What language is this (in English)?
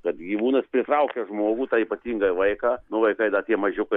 Lithuanian